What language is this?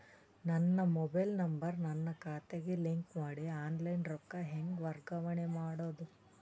Kannada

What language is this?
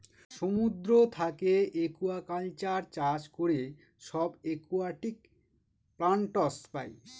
Bangla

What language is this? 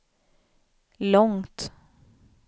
Swedish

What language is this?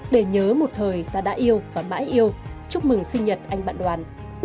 Vietnamese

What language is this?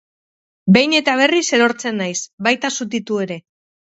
Basque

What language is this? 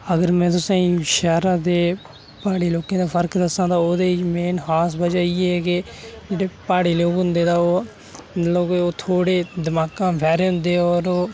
Dogri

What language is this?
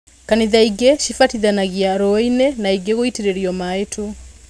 Kikuyu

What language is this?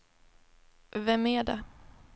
Swedish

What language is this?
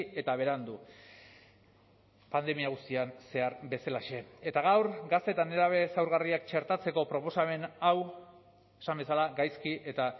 Basque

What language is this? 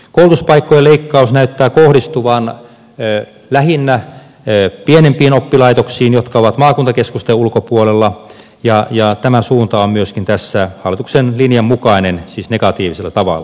Finnish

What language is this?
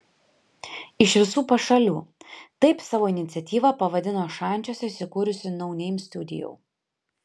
Lithuanian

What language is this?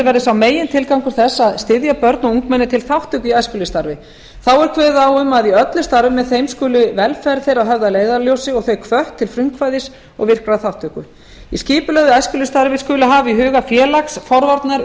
Icelandic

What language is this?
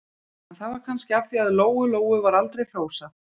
Icelandic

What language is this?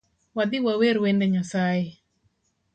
Luo (Kenya and Tanzania)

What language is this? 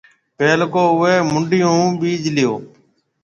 Marwari (Pakistan)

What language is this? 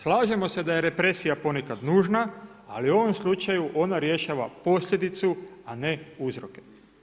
Croatian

